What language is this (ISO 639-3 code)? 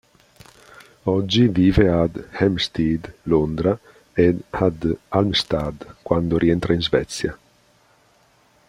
ita